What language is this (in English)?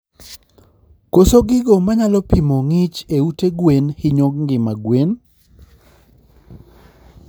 Luo (Kenya and Tanzania)